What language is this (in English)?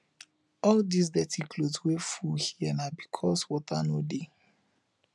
Nigerian Pidgin